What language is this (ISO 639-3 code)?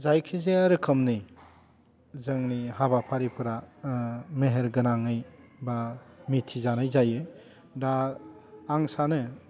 brx